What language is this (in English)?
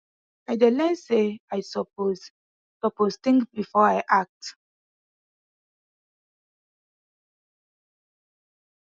Nigerian Pidgin